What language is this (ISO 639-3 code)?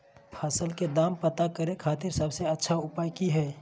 mag